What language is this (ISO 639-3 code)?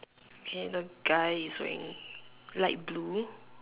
eng